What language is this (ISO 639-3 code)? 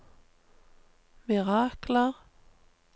nor